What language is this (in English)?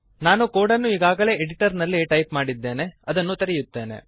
Kannada